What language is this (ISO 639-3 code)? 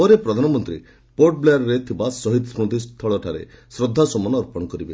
ori